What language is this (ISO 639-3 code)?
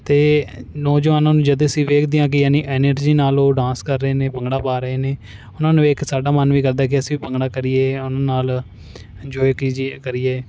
pan